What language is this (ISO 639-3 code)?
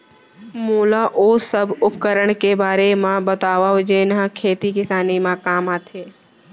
hne